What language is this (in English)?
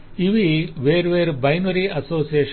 Telugu